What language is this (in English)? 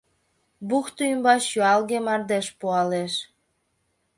Mari